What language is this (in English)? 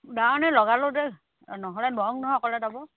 Assamese